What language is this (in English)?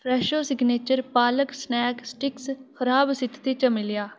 Dogri